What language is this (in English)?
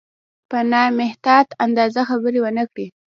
Pashto